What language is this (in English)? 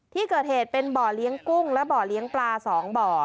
Thai